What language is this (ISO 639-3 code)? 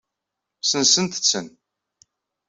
kab